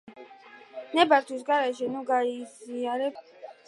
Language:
Georgian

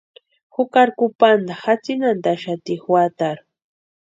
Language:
Western Highland Purepecha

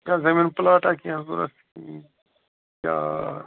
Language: Kashmiri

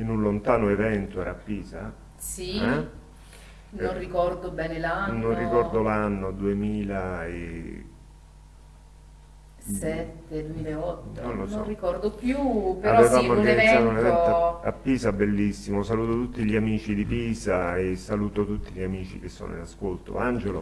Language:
Italian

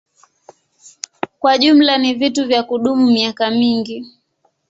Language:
Swahili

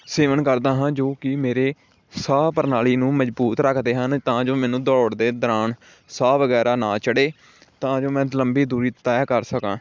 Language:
Punjabi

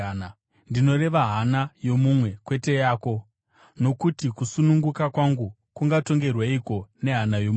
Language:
Shona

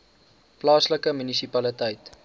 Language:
Afrikaans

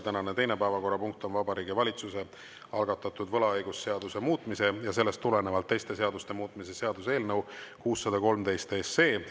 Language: Estonian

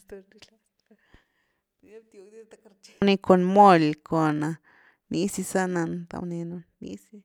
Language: Güilá Zapotec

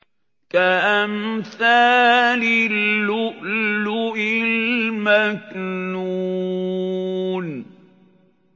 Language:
Arabic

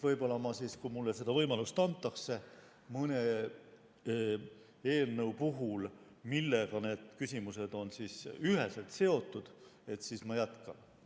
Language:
Estonian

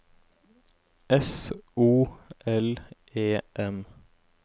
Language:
Norwegian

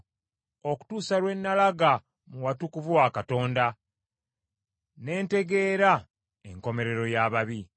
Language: Ganda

